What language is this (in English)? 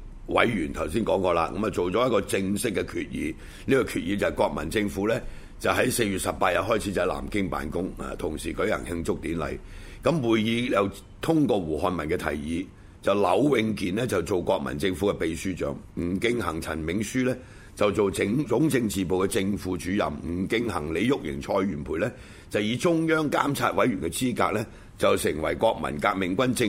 Chinese